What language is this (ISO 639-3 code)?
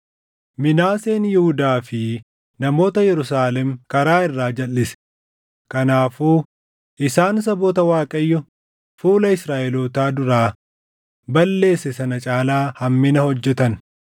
orm